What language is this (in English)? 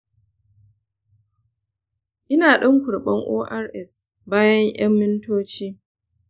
Hausa